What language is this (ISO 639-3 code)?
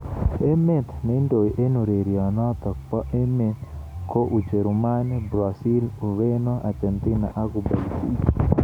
kln